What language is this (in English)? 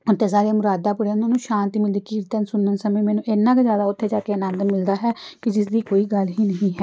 Punjabi